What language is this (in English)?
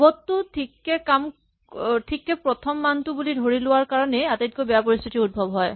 Assamese